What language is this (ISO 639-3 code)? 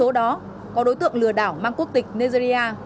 vie